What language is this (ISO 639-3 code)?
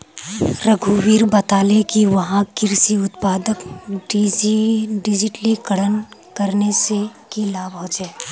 mag